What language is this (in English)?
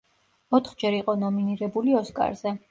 Georgian